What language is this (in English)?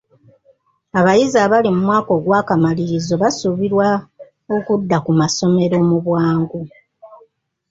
Ganda